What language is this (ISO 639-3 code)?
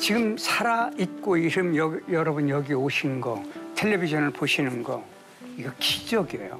kor